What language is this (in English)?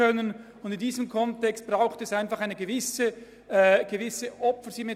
Swiss German